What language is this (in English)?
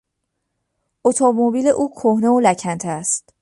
Persian